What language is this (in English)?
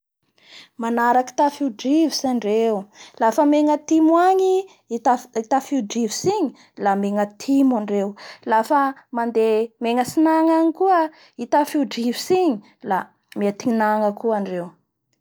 Bara Malagasy